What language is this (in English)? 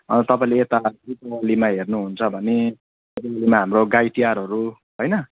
Nepali